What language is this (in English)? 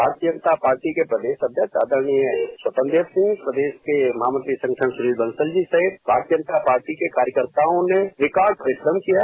Hindi